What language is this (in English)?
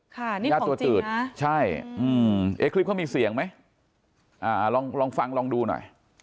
Thai